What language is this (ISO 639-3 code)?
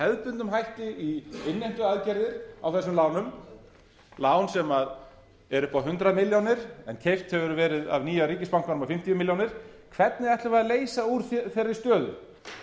isl